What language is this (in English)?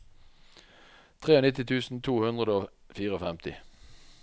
Norwegian